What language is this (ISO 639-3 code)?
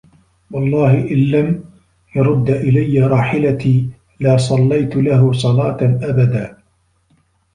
ara